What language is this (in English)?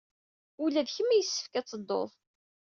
Kabyle